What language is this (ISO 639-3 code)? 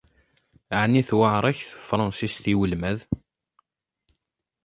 kab